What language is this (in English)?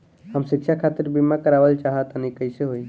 Bhojpuri